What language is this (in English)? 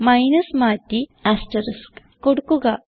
Malayalam